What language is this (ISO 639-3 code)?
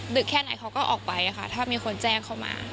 tha